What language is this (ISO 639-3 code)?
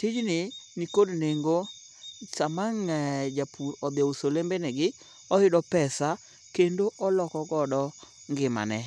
luo